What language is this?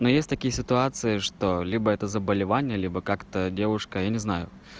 Russian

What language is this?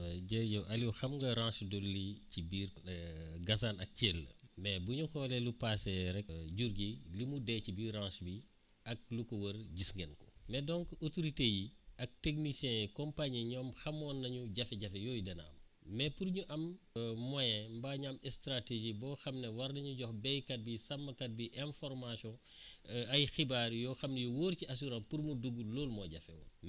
Wolof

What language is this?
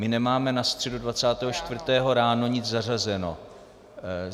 Czech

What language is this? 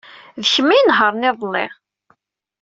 Kabyle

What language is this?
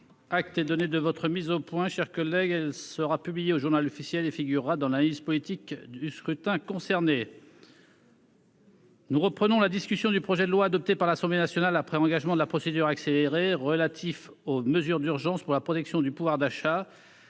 French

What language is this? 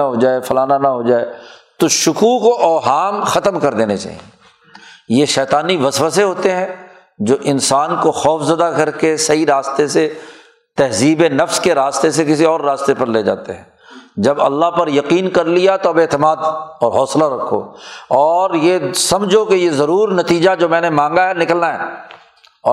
Urdu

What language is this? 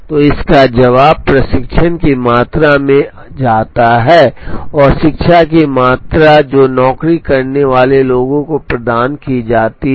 Hindi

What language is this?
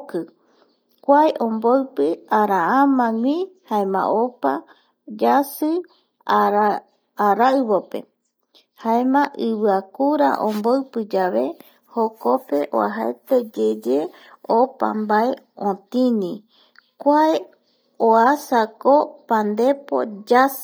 Eastern Bolivian Guaraní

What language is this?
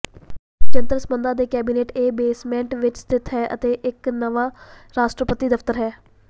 Punjabi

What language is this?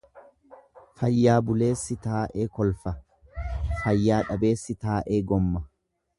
Oromo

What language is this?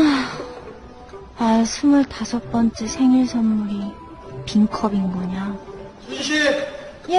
Korean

